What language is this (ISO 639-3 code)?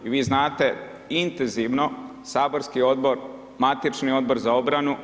hrv